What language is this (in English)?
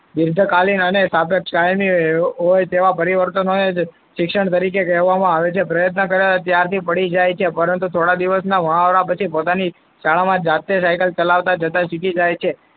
Gujarati